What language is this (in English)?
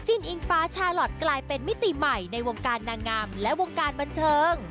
Thai